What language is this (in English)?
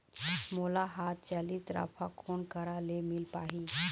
Chhattisgarhi